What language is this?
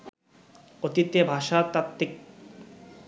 Bangla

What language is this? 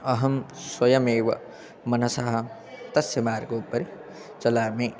Sanskrit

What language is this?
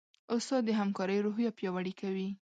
Pashto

